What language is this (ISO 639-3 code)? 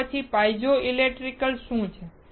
guj